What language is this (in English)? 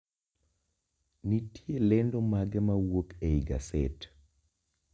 Luo (Kenya and Tanzania)